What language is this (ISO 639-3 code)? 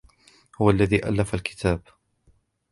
ara